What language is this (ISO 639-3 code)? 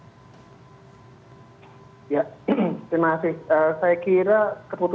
ind